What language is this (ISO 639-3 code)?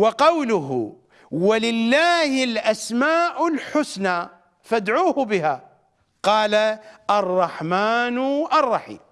ara